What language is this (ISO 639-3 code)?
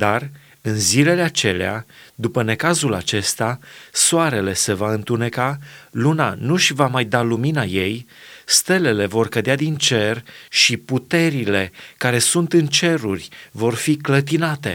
ron